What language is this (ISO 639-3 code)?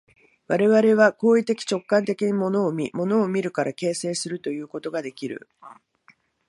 jpn